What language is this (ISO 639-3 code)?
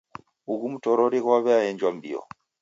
dav